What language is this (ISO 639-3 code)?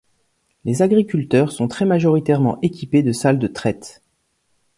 fra